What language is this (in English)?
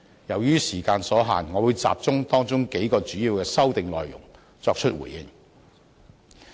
Cantonese